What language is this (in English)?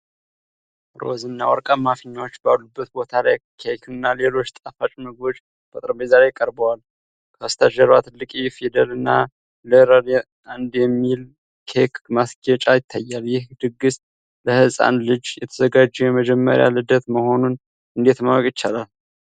Amharic